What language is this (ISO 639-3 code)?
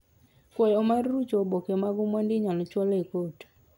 luo